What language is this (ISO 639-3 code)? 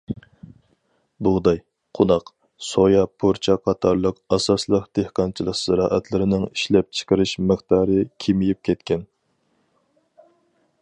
uig